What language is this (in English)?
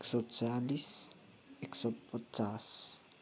Nepali